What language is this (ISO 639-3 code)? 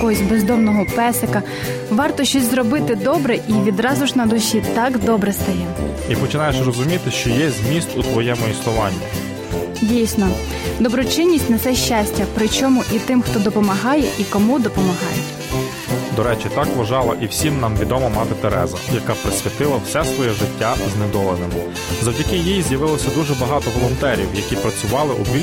ukr